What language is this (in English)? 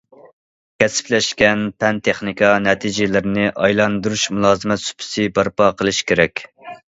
Uyghur